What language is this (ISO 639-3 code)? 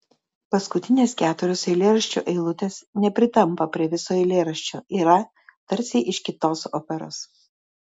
lit